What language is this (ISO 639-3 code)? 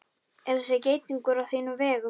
isl